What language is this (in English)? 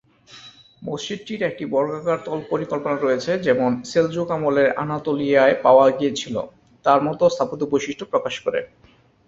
Bangla